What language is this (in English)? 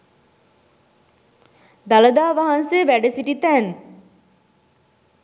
Sinhala